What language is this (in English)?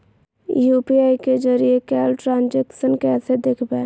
Magahi